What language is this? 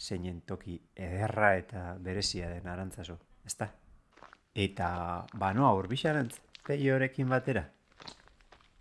Spanish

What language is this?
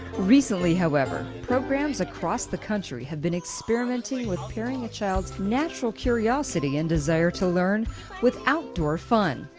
English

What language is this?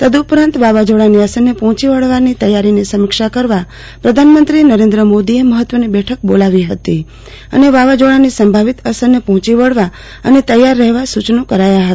Gujarati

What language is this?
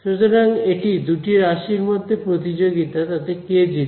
Bangla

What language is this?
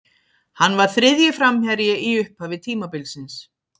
Icelandic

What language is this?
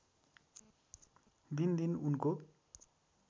Nepali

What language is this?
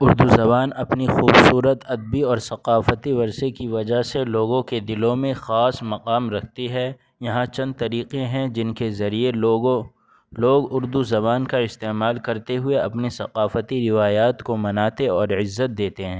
Urdu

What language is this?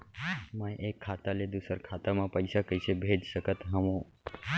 Chhattisgarhi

